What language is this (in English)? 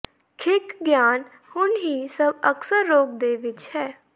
Punjabi